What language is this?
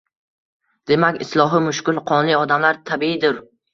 Uzbek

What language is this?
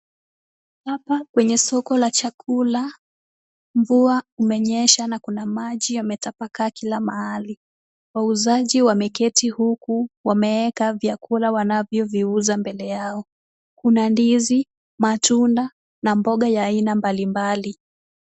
Swahili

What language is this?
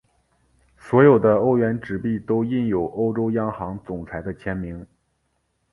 Chinese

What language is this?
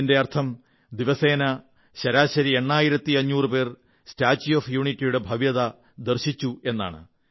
Malayalam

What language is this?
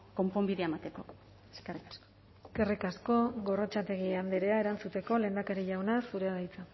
Basque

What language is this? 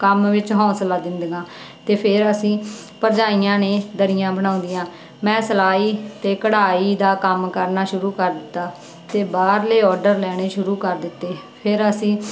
Punjabi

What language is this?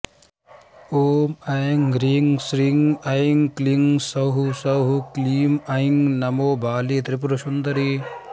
Sanskrit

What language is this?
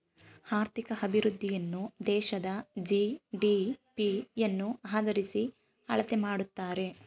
Kannada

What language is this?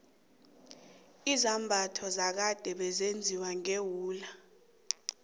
South Ndebele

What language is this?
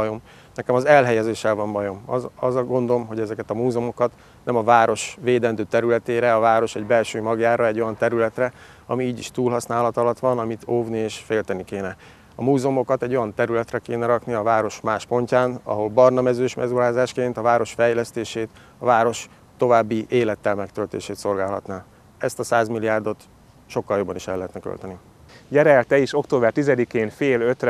Hungarian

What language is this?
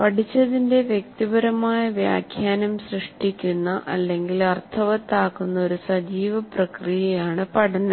Malayalam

